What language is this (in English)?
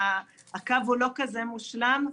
Hebrew